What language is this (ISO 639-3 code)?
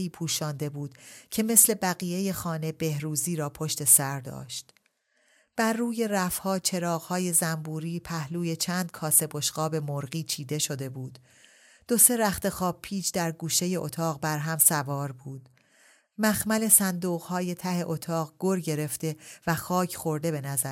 fas